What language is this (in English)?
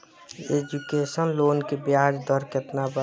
Bhojpuri